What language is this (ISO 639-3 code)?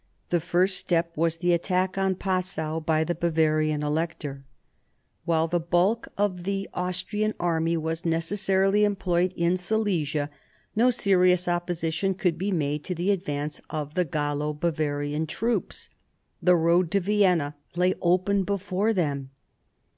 eng